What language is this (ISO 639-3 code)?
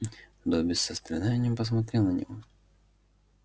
rus